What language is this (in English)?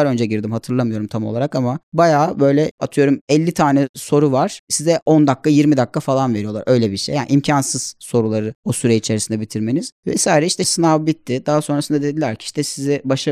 Turkish